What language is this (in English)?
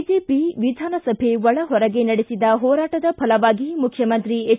Kannada